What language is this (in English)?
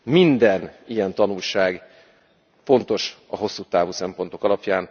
Hungarian